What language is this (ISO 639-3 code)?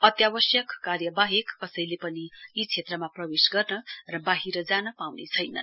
nep